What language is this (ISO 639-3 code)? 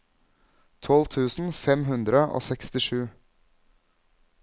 nor